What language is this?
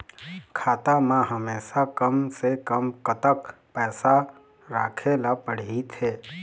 Chhattisgarhi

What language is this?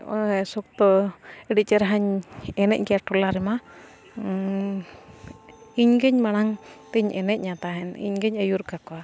Santali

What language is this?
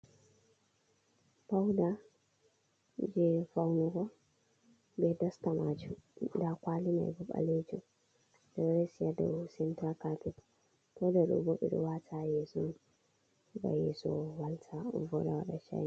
Fula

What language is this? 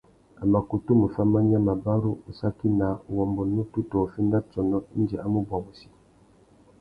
Tuki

